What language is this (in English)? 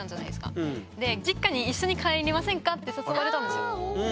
Japanese